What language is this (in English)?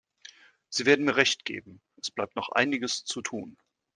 German